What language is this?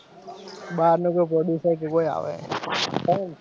Gujarati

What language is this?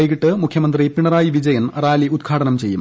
Malayalam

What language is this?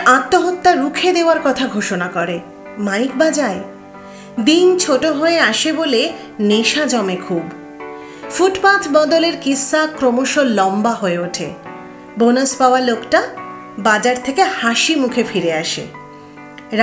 Bangla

